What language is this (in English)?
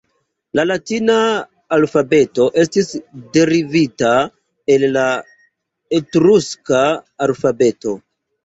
Esperanto